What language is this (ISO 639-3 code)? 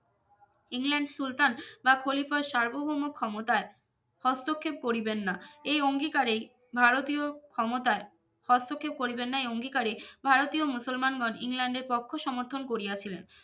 ben